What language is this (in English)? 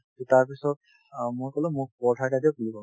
Assamese